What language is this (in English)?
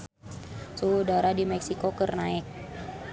Sundanese